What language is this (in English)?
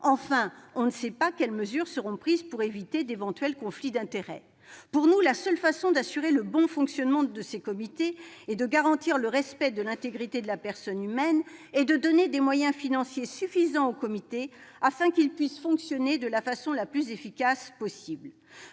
French